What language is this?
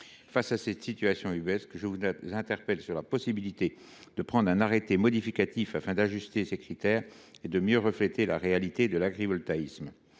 French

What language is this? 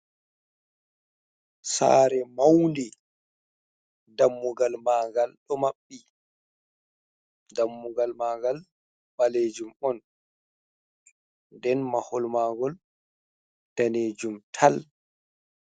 Fula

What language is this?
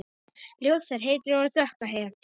Icelandic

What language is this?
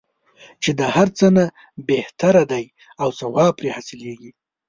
Pashto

